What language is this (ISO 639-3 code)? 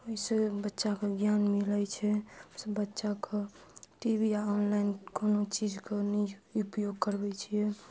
mai